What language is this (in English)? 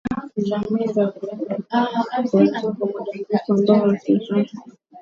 Swahili